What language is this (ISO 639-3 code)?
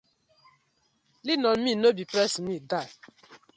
pcm